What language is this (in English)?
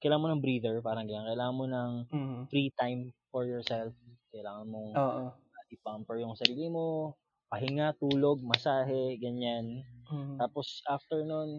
Filipino